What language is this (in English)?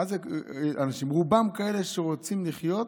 Hebrew